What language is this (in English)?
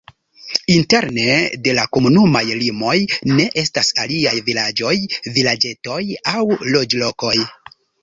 Esperanto